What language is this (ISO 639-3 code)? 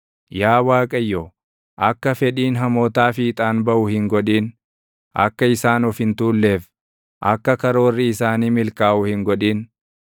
orm